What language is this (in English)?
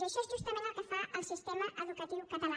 Catalan